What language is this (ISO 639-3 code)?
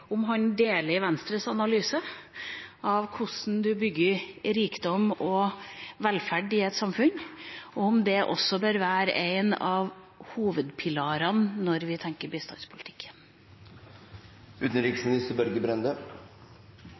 nob